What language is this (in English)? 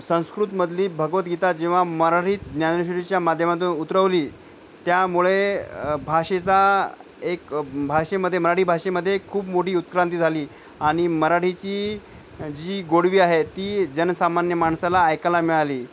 Marathi